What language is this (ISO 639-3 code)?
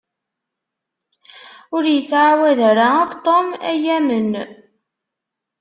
kab